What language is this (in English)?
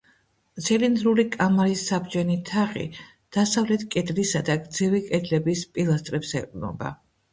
Georgian